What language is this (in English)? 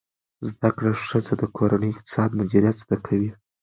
Pashto